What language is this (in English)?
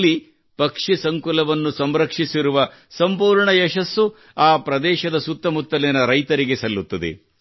Kannada